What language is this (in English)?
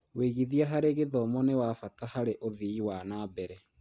Kikuyu